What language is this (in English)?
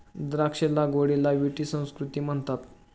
Marathi